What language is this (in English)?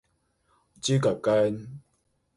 Cantonese